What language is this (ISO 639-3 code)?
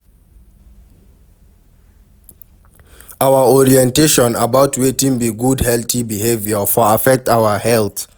pcm